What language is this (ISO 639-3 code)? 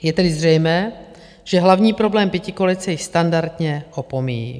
ces